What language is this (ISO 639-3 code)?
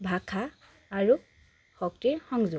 asm